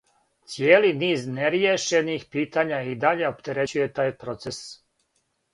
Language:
Serbian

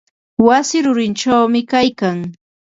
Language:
Ambo-Pasco Quechua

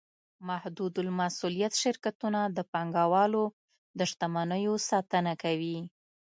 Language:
Pashto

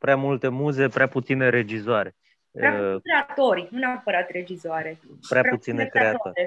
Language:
Romanian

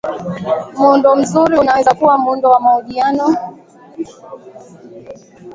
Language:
Swahili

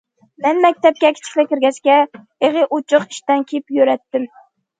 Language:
Uyghur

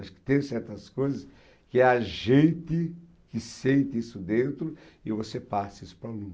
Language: Portuguese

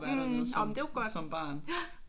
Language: Danish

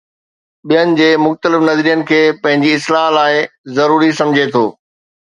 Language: Sindhi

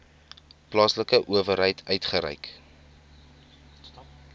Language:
Afrikaans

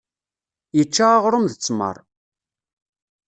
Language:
Kabyle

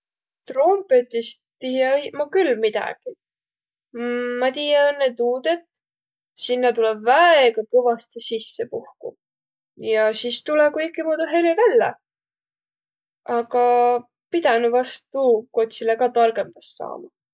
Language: Võro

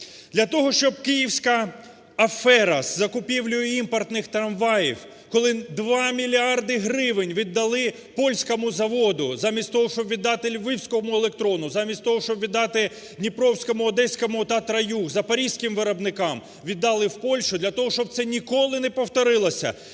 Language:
Ukrainian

